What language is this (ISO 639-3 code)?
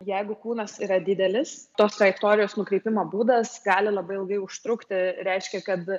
lit